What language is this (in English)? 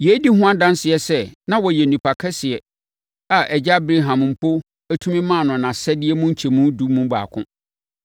Akan